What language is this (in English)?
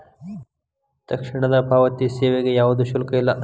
Kannada